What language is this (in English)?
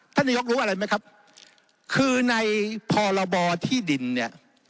Thai